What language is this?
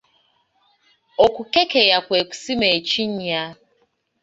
Ganda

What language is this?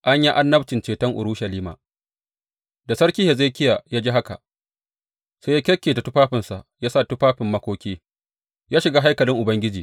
Hausa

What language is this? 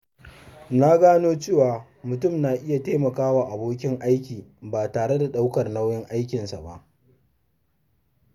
Hausa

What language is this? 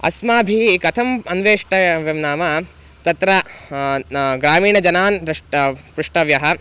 Sanskrit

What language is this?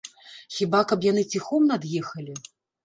Belarusian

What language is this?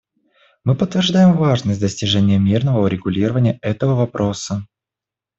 Russian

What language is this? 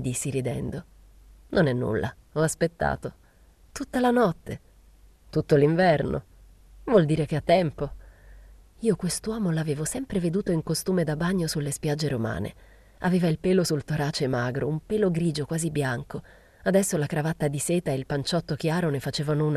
Italian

